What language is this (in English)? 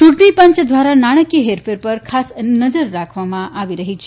Gujarati